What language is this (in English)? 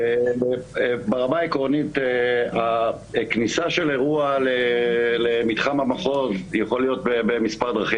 Hebrew